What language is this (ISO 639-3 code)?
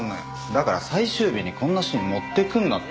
jpn